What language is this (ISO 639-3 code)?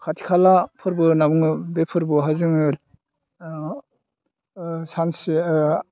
brx